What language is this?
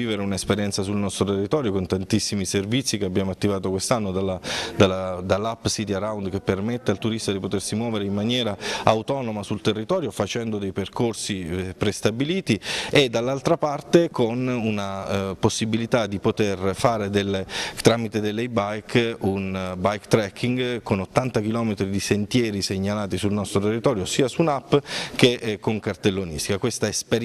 Italian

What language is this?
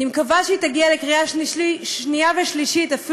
Hebrew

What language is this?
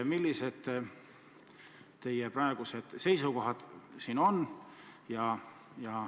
Estonian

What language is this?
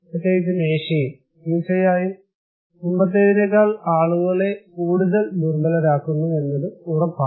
Malayalam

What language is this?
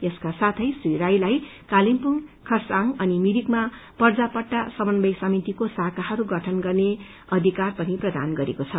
Nepali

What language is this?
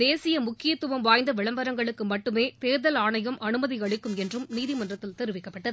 Tamil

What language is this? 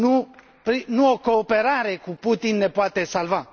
Romanian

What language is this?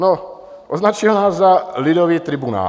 Czech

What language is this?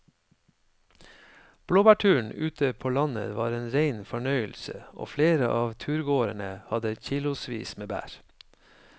Norwegian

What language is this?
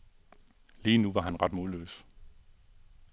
Danish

